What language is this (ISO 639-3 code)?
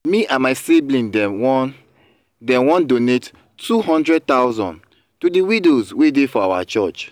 pcm